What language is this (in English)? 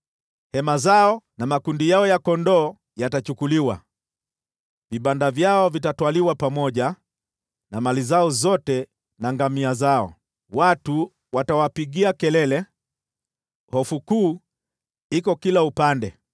Swahili